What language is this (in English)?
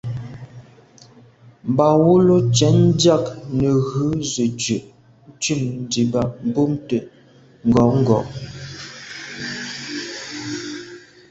Medumba